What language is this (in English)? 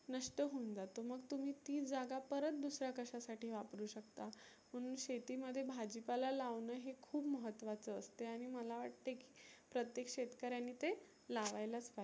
Marathi